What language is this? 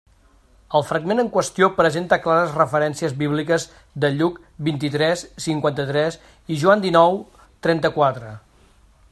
Catalan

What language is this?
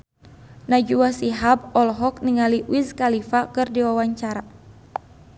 Sundanese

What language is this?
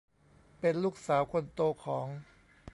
Thai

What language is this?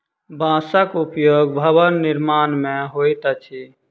Maithili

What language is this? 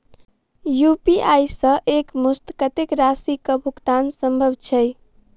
Maithili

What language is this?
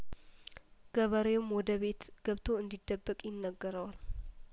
Amharic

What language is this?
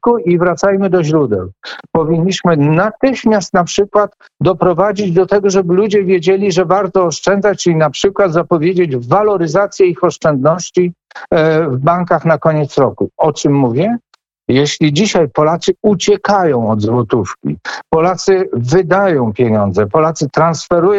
Polish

